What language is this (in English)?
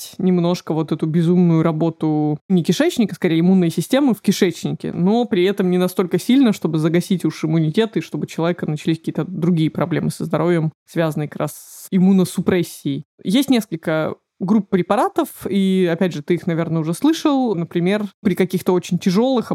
Russian